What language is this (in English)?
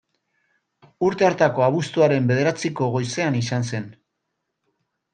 Basque